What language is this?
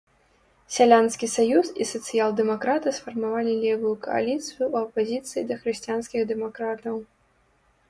Belarusian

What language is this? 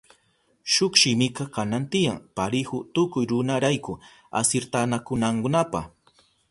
Southern Pastaza Quechua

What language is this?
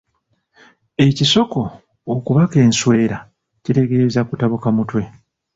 Ganda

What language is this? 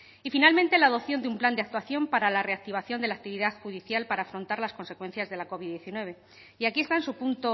Spanish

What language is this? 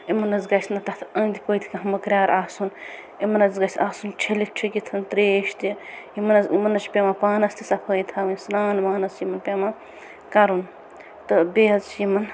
Kashmiri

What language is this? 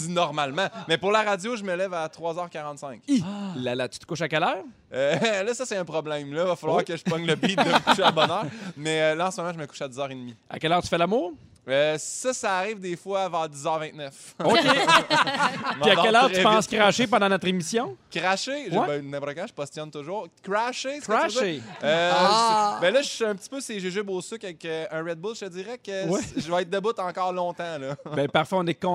French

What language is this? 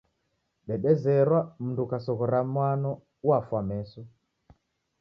Taita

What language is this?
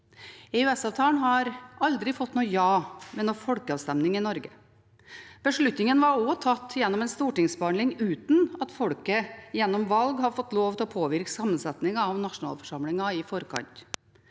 Norwegian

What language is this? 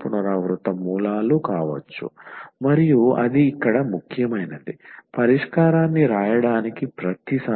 Telugu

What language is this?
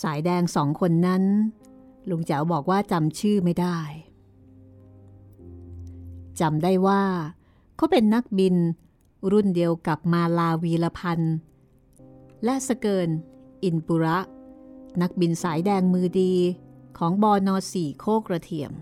Thai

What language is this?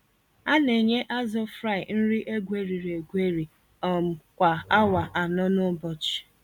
Igbo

